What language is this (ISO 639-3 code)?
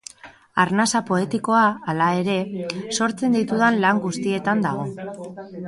eus